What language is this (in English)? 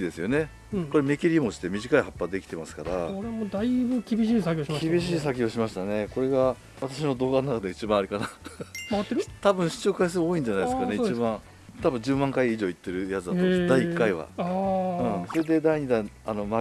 Japanese